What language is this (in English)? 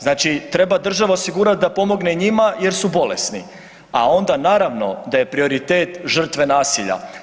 Croatian